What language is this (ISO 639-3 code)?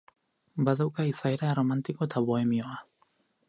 eus